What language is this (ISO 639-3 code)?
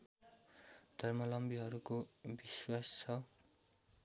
nep